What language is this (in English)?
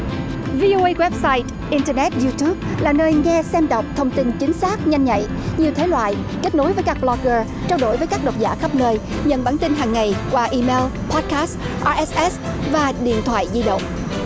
Vietnamese